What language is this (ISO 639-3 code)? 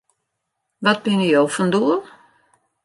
fry